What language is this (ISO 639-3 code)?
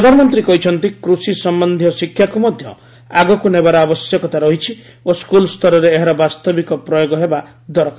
ori